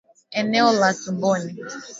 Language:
Swahili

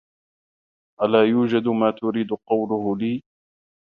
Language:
Arabic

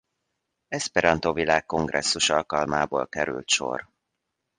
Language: Hungarian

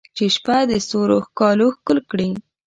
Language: Pashto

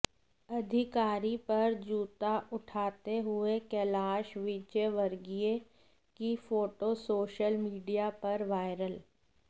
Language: Hindi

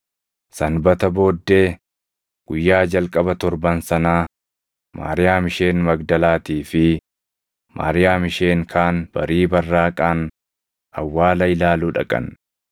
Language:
Oromo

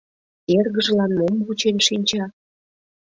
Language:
Mari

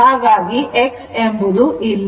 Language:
Kannada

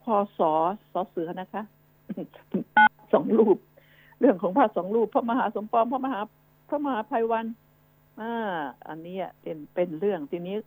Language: Thai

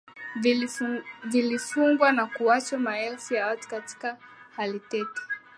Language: Swahili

